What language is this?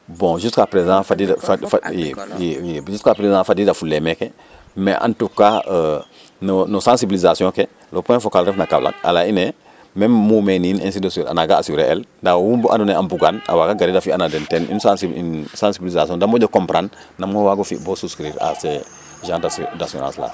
Serer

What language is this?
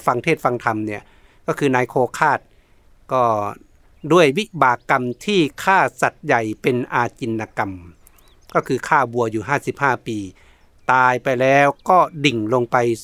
Thai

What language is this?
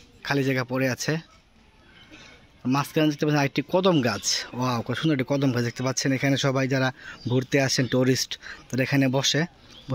Arabic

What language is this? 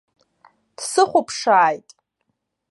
Abkhazian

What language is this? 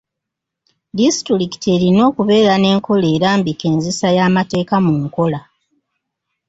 Ganda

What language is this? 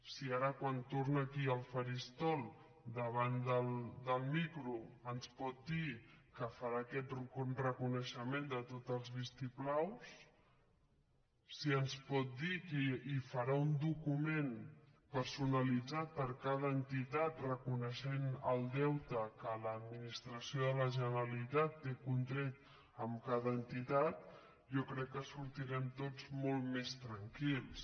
Catalan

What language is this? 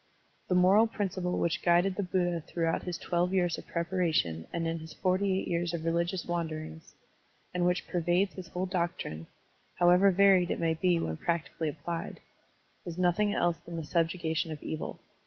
English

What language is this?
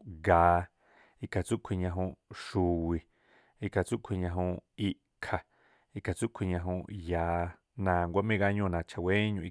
Tlacoapa Me'phaa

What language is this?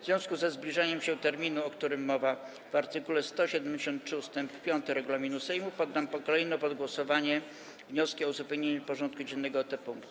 Polish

